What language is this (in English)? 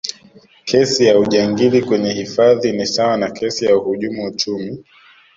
Swahili